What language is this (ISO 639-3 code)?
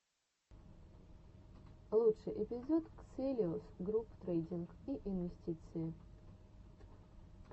rus